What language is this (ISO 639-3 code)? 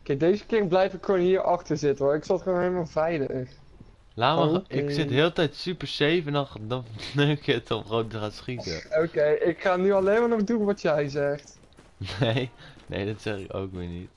nld